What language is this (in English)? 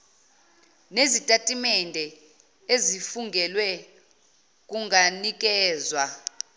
Zulu